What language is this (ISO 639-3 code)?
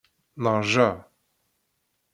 kab